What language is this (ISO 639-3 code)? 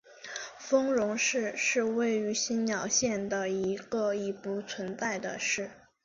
zho